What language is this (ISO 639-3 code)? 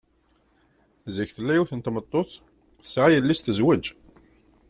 kab